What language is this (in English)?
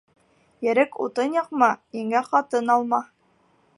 Bashkir